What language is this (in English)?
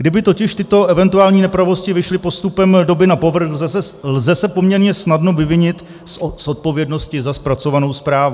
Czech